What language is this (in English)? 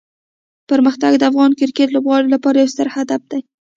Pashto